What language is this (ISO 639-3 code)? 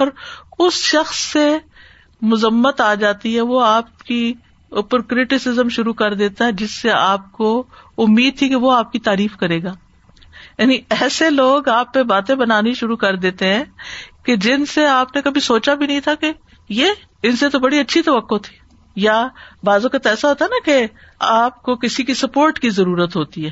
urd